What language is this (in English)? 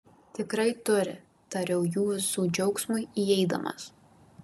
Lithuanian